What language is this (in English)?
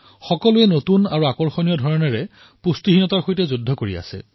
Assamese